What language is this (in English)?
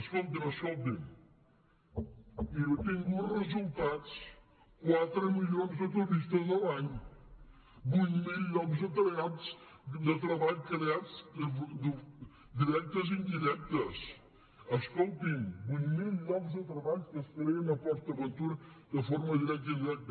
Catalan